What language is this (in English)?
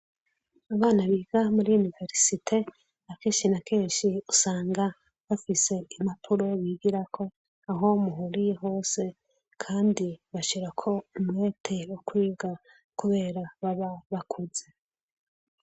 Rundi